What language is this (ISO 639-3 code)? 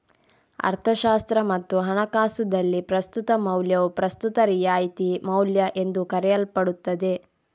kan